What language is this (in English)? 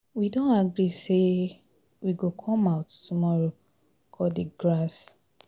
Nigerian Pidgin